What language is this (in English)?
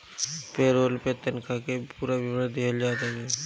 Bhojpuri